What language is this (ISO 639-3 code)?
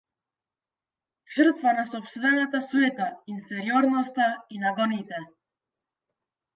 mkd